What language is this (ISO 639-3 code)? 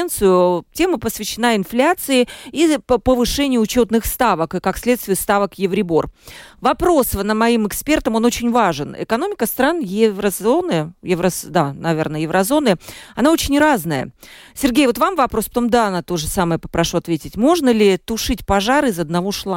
rus